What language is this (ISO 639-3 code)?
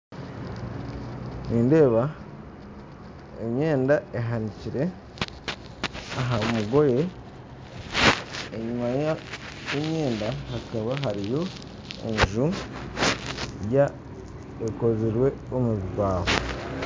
nyn